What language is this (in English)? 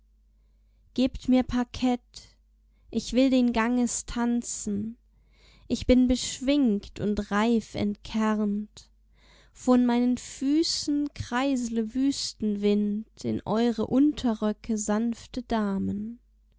German